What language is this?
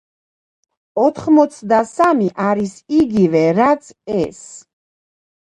Georgian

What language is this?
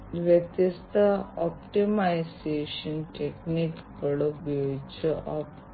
Malayalam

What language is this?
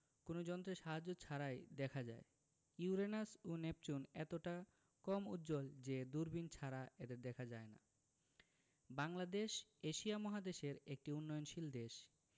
Bangla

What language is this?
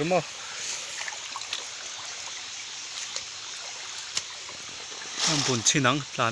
Thai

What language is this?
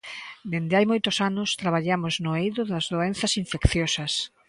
Galician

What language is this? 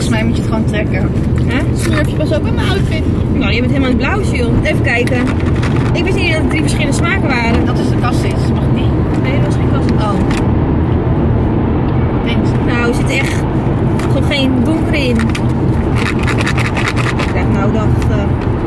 Dutch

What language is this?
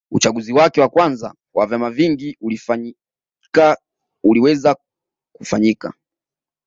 Swahili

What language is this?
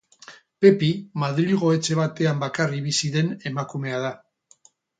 Basque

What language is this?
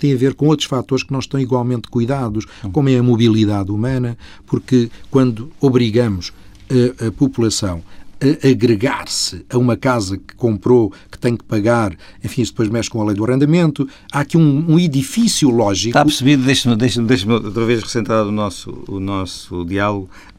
Portuguese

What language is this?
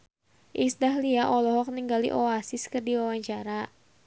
Sundanese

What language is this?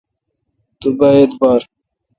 Kalkoti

